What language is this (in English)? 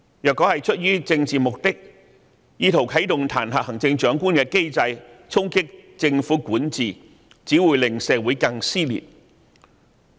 Cantonese